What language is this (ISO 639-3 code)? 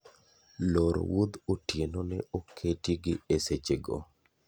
luo